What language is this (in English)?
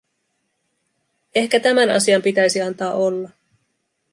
Finnish